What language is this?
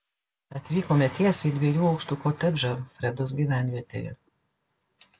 Lithuanian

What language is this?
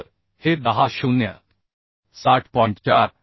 Marathi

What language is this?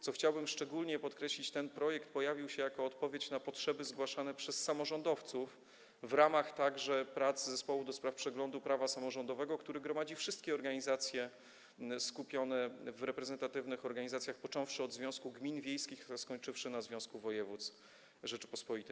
Polish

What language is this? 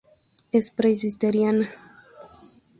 Spanish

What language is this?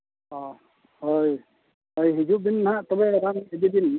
Santali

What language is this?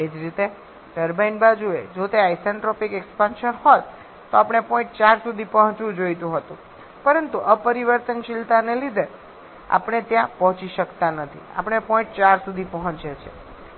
Gujarati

